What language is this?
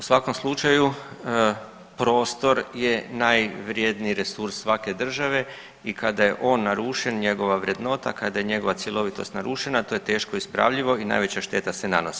Croatian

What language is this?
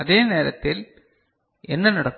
Tamil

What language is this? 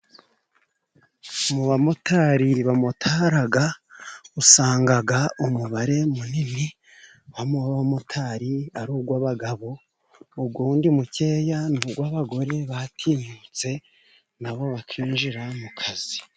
Kinyarwanda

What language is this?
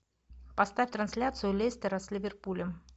Russian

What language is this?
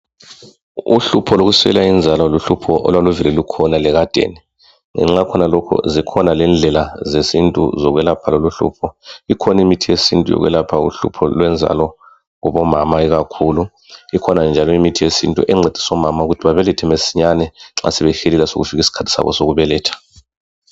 North Ndebele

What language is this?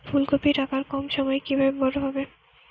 Bangla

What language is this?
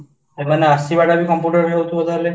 Odia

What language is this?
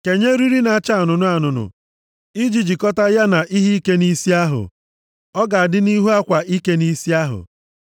Igbo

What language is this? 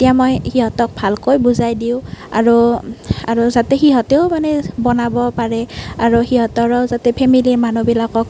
Assamese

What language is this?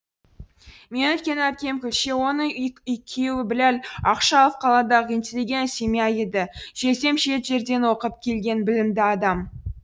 Kazakh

